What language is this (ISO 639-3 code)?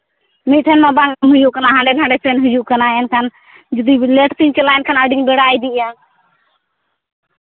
sat